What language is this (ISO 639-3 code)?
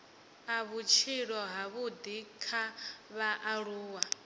ven